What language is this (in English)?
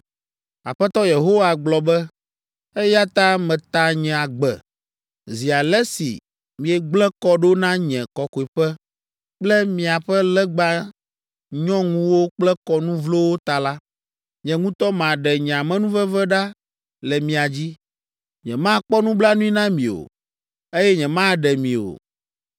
Ewe